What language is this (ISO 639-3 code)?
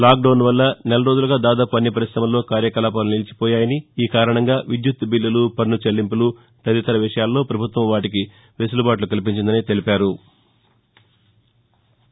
tel